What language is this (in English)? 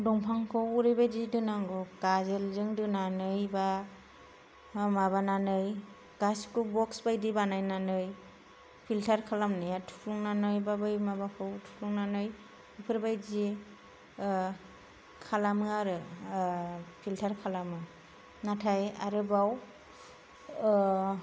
Bodo